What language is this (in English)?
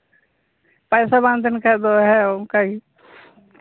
Santali